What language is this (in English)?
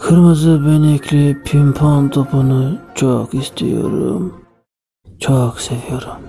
Turkish